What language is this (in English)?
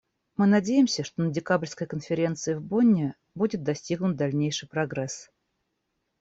Russian